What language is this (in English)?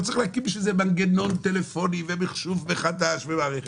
Hebrew